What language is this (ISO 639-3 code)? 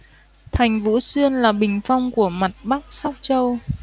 vie